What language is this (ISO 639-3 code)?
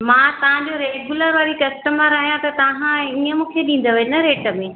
snd